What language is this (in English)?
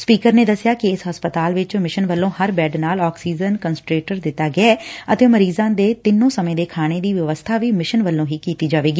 Punjabi